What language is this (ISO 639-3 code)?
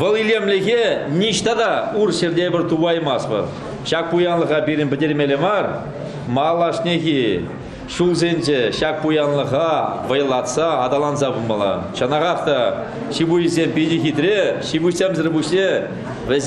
rus